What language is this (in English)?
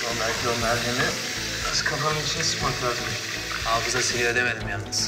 Turkish